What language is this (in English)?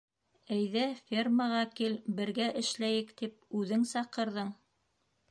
Bashkir